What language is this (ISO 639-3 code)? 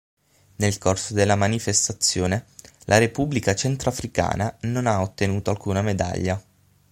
ita